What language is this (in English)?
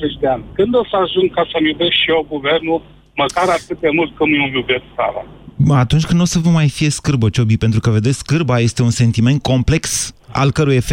Romanian